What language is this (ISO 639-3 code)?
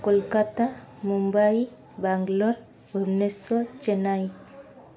ori